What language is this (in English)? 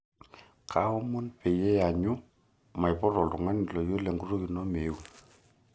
Masai